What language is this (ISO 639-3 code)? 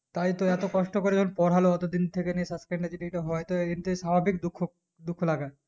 ben